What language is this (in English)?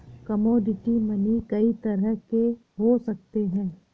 Hindi